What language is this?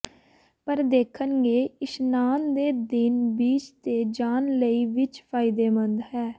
Punjabi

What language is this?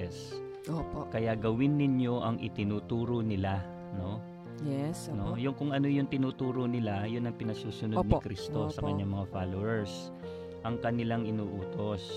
Filipino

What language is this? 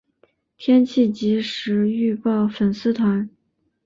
Chinese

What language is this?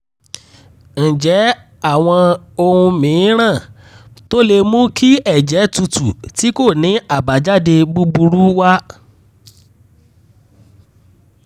Yoruba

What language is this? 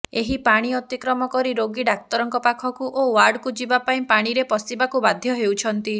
Odia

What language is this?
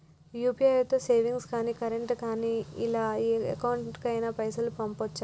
Telugu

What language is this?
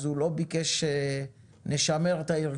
Hebrew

